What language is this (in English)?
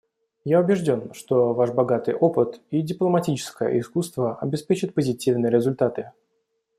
Russian